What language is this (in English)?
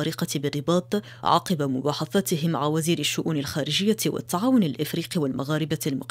Arabic